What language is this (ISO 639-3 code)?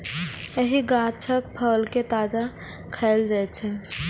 mai